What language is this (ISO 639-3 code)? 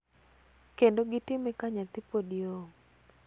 luo